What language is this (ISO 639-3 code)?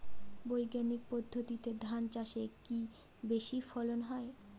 ben